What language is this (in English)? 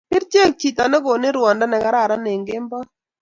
Kalenjin